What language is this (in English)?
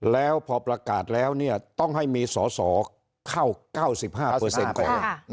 Thai